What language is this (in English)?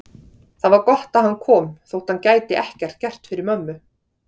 Icelandic